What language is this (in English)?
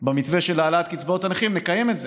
Hebrew